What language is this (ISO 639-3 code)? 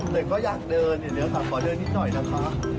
tha